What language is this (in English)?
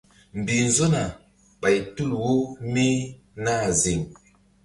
Mbum